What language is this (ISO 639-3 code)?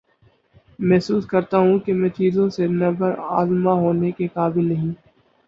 urd